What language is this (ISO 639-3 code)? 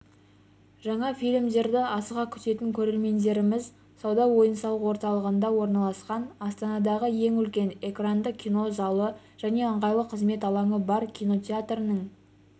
kaz